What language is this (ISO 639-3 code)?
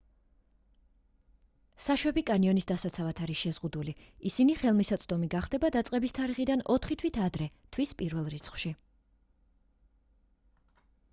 kat